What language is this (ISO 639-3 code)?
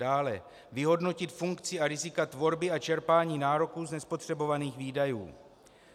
ces